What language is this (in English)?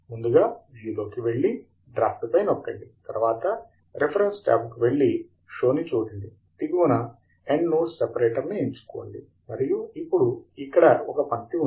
Telugu